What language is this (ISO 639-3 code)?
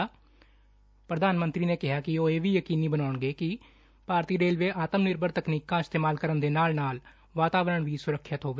pan